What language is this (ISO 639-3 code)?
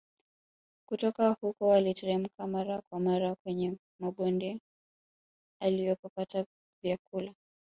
swa